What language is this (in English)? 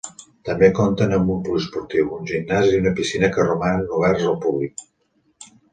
Catalan